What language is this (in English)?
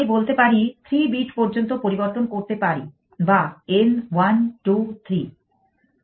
Bangla